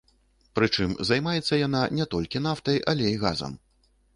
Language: Belarusian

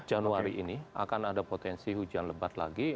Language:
Indonesian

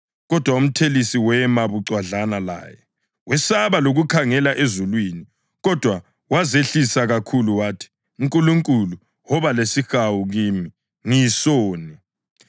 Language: North Ndebele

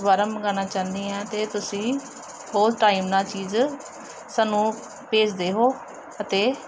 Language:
Punjabi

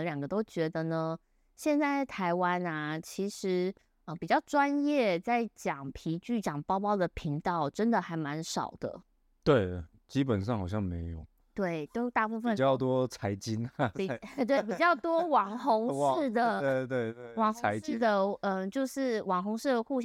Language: Chinese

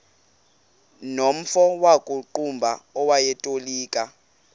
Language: Xhosa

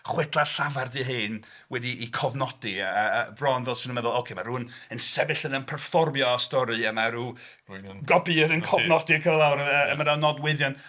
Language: Welsh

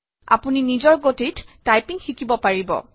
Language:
Assamese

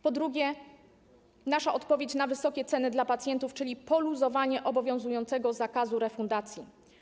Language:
Polish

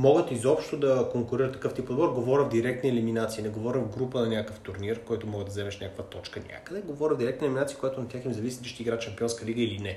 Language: Bulgarian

